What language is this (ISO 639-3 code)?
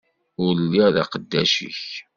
kab